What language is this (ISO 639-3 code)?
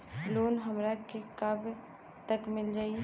bho